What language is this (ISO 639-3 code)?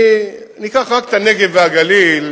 heb